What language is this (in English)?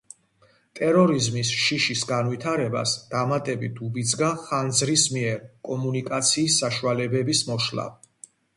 Georgian